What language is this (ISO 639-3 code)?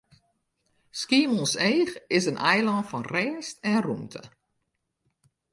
fry